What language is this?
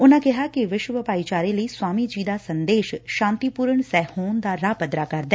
Punjabi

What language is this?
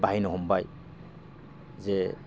Bodo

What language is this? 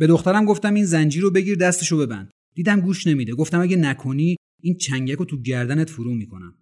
Persian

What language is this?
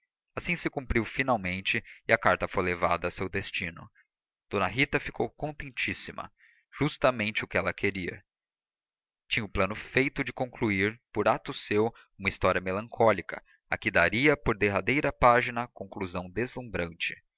Portuguese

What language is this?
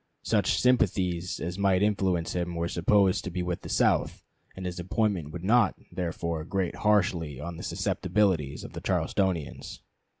English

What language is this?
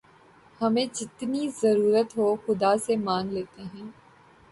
Urdu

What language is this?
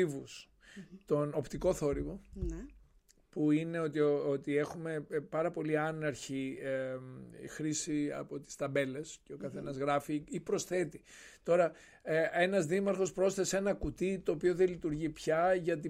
Greek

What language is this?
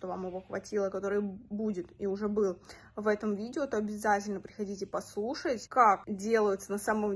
Russian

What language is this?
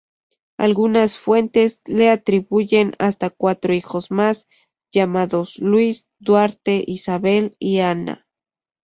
Spanish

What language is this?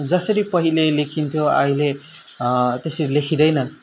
Nepali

